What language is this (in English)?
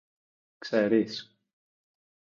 Greek